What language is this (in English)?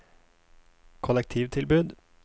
Norwegian